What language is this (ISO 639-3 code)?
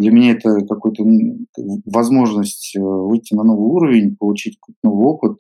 rus